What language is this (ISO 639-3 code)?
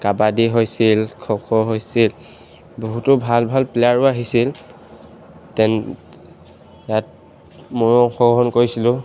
asm